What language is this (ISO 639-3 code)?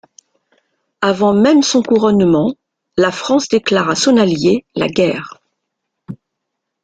fra